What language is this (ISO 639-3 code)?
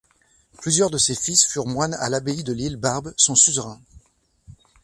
fra